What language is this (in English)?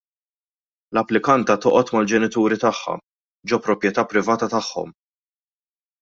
Maltese